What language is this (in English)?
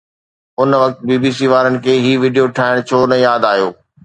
Sindhi